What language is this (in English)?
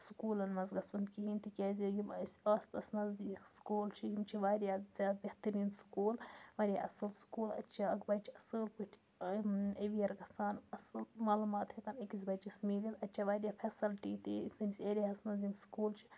Kashmiri